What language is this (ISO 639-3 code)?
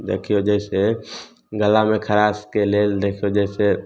mai